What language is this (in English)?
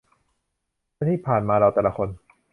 Thai